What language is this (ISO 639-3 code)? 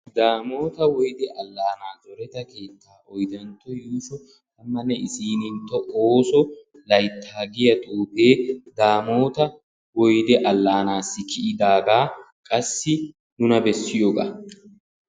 wal